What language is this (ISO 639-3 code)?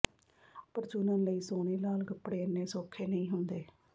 pan